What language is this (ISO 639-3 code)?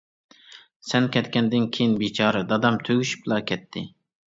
uig